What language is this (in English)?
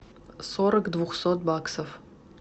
Russian